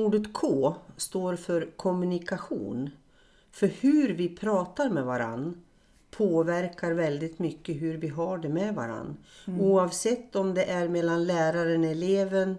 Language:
Swedish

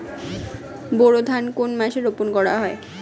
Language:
Bangla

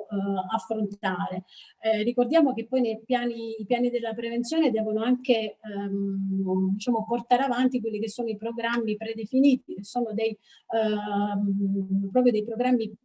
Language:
Italian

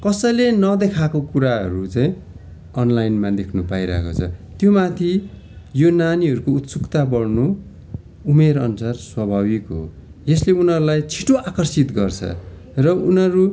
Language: Nepali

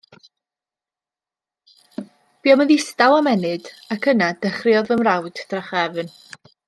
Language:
Welsh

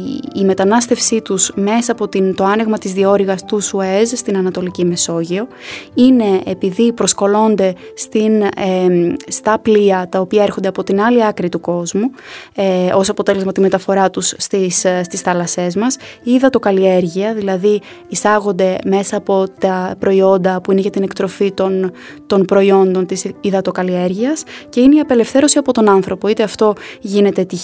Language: Greek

